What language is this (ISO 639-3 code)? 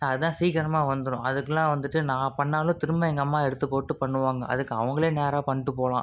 tam